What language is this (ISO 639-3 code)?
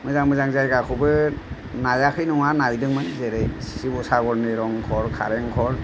brx